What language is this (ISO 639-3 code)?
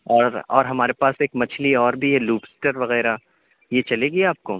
urd